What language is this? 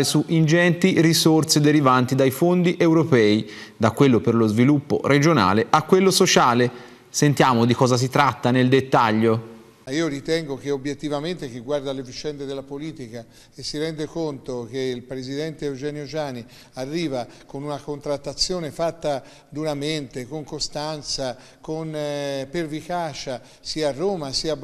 Italian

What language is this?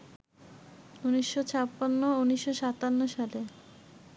Bangla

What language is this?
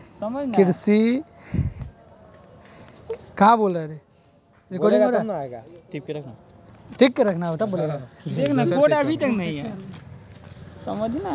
Magahi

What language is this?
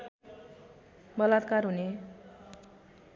Nepali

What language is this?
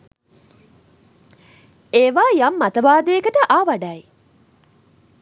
Sinhala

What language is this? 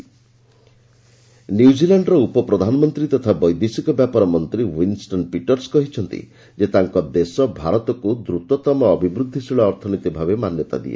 Odia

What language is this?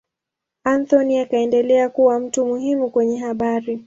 Swahili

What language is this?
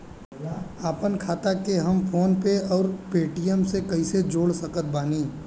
Bhojpuri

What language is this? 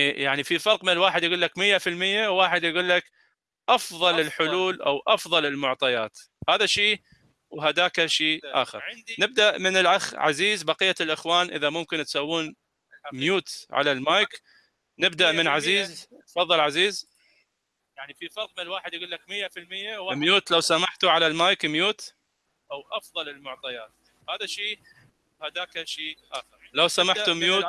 Arabic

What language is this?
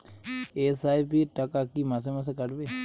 Bangla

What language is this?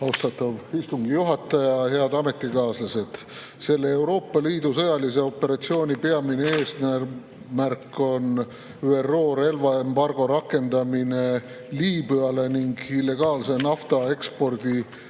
Estonian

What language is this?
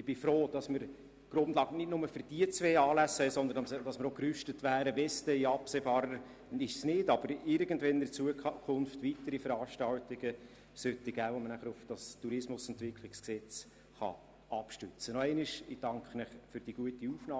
Swiss German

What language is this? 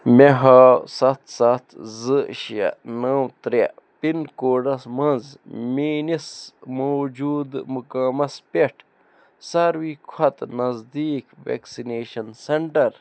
Kashmiri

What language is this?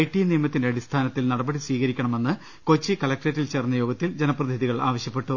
Malayalam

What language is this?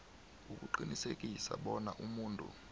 South Ndebele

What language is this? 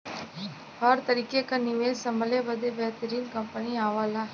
Bhojpuri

